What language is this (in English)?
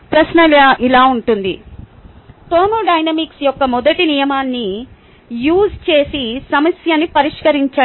Telugu